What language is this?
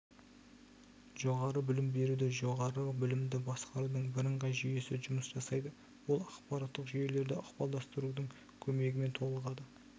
Kazakh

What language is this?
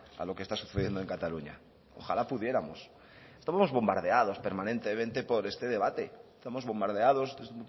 Spanish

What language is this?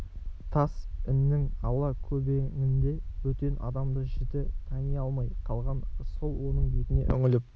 Kazakh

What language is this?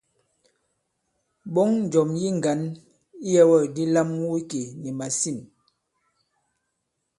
Bankon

